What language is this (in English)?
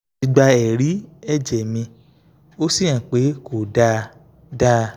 Yoruba